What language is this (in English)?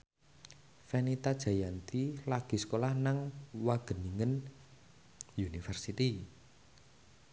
Javanese